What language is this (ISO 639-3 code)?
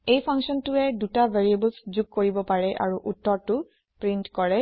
asm